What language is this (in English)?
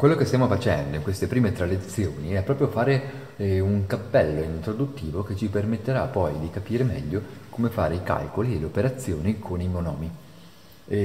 Italian